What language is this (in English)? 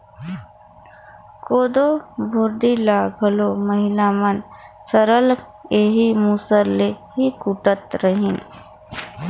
Chhattisgarhi